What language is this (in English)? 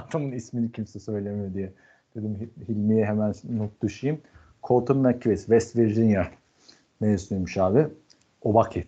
Turkish